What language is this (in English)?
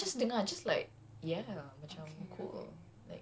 English